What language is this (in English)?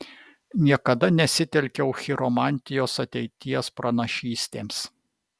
Lithuanian